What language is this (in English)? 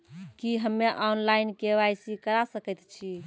Maithili